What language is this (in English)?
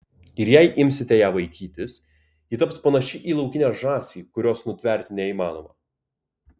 Lithuanian